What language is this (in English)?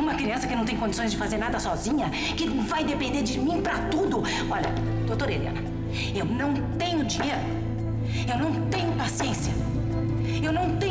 Portuguese